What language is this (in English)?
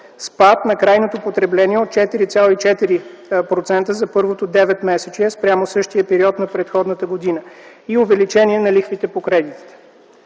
Bulgarian